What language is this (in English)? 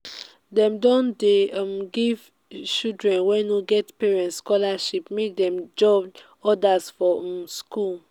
Nigerian Pidgin